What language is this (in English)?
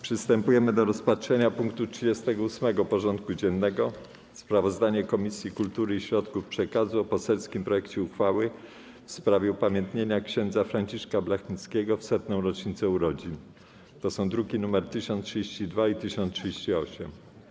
Polish